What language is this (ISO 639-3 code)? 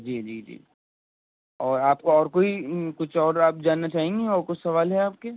urd